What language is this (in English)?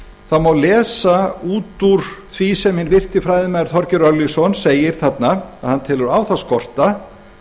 Icelandic